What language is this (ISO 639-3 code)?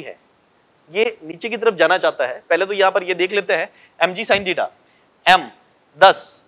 hin